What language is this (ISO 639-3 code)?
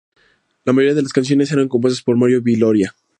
spa